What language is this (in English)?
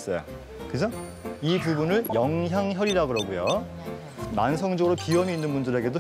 Korean